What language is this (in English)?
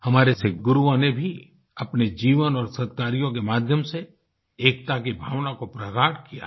Hindi